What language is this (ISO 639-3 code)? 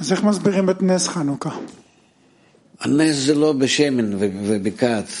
heb